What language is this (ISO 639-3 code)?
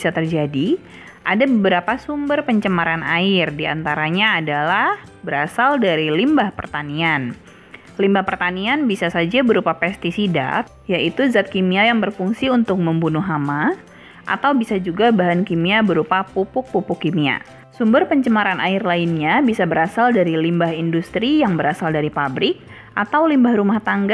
ind